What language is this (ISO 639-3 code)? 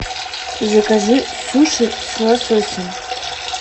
rus